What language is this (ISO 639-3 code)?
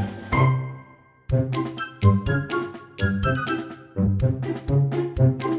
ind